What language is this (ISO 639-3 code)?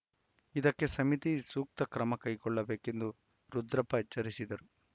kan